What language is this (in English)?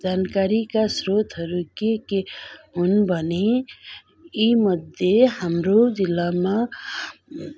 Nepali